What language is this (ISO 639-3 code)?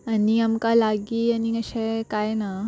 kok